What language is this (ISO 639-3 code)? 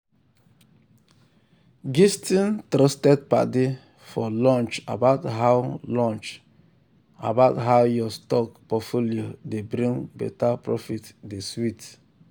pcm